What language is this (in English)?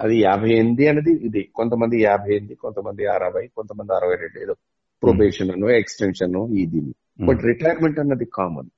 Telugu